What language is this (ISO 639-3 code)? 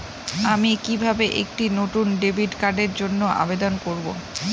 ben